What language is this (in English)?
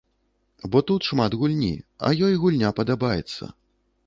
Belarusian